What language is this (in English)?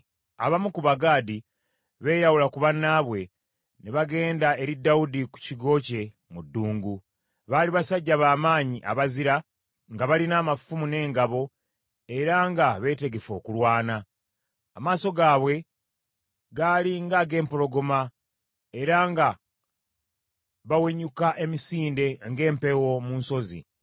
Ganda